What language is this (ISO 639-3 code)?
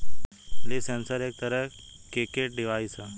bho